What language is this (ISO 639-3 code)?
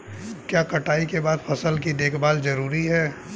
hin